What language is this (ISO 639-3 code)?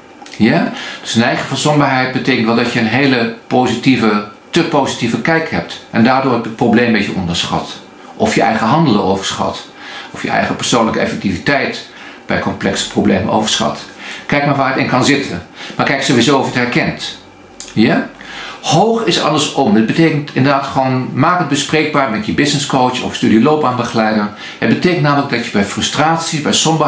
nld